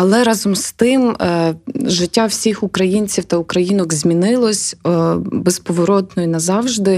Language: Ukrainian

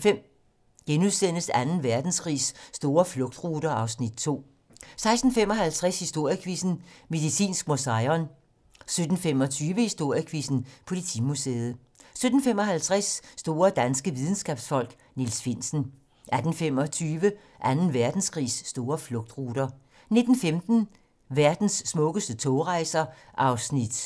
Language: Danish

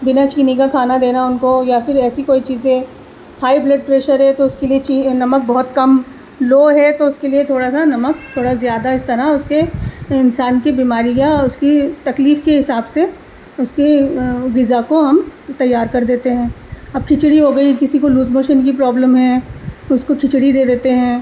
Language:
Urdu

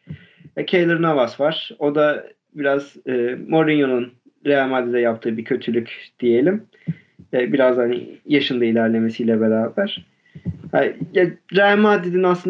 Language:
Turkish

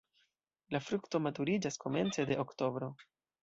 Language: Esperanto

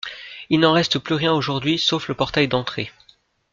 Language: French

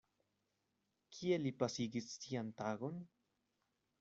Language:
Esperanto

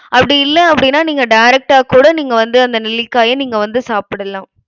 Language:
Tamil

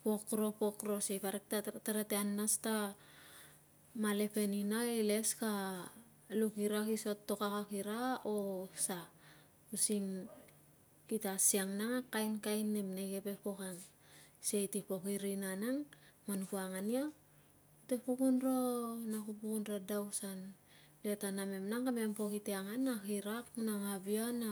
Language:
Tungag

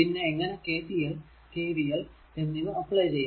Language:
Malayalam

